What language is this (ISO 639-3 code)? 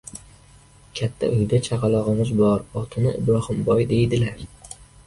uzb